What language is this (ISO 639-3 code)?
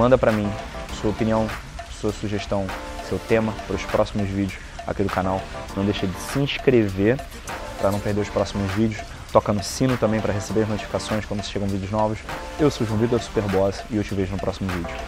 por